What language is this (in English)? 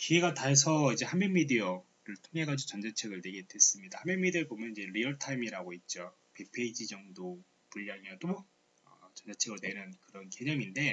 Korean